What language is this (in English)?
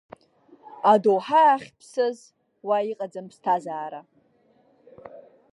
Abkhazian